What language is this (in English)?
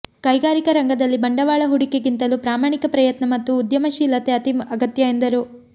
Kannada